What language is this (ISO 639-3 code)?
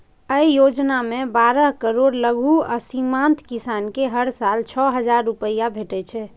mai